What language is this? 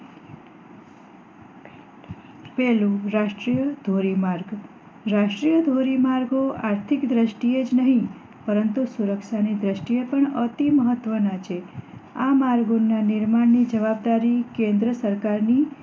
Gujarati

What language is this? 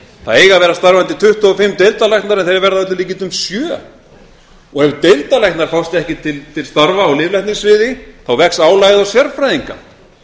Icelandic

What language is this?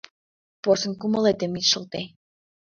Mari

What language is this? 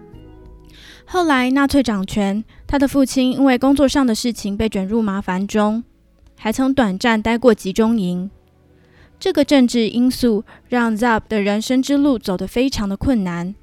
Chinese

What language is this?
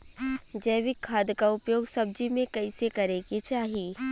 Bhojpuri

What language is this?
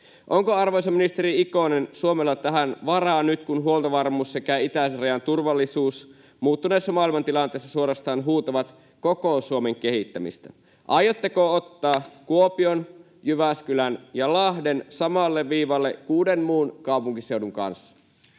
Finnish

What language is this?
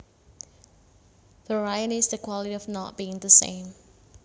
Javanese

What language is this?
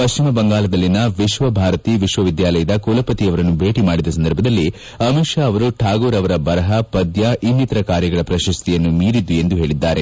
Kannada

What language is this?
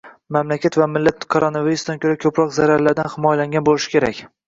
Uzbek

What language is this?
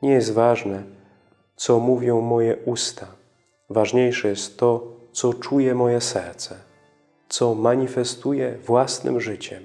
Polish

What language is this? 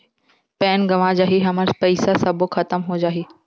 Chhattisgarhi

